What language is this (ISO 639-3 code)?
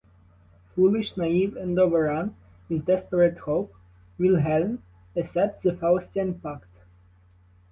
eng